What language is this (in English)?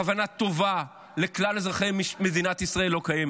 Hebrew